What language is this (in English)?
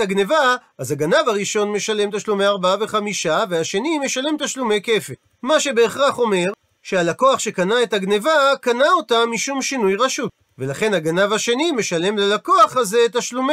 Hebrew